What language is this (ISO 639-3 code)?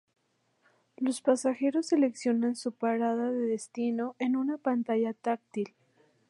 spa